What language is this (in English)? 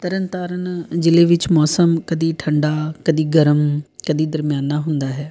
Punjabi